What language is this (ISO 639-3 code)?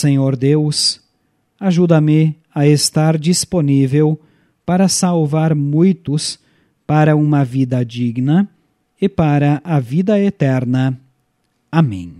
por